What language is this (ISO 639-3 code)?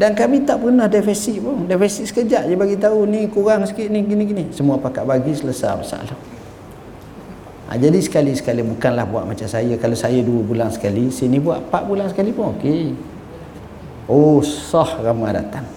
msa